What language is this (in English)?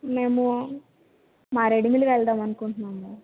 Telugu